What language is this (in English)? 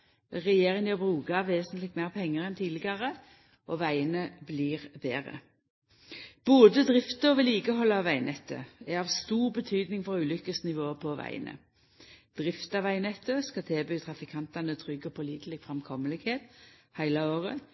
Norwegian Nynorsk